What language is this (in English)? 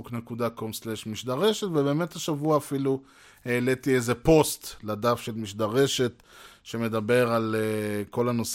Hebrew